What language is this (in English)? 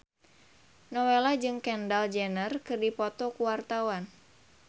Sundanese